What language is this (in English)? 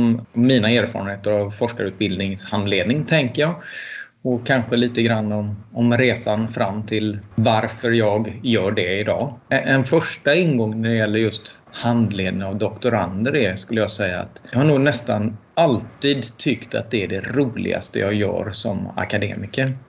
Swedish